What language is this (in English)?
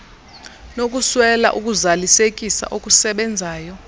Xhosa